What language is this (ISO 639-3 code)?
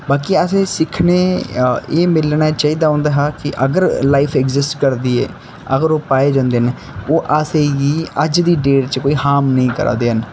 doi